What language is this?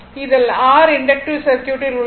Tamil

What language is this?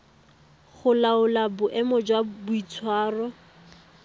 Tswana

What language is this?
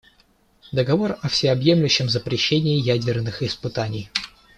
Russian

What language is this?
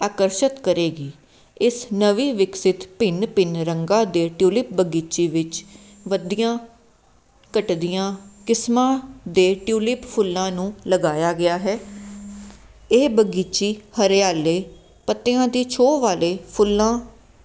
Punjabi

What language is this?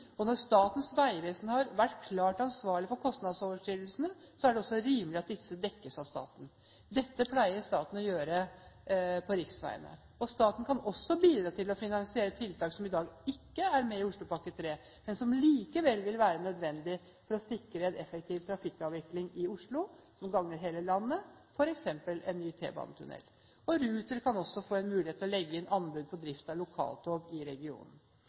Norwegian Bokmål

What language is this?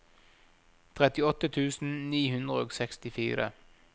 Norwegian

